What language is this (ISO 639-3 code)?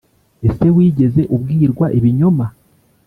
kin